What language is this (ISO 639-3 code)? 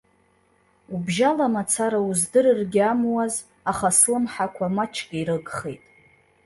abk